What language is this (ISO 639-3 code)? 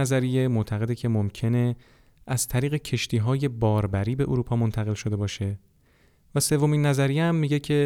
fas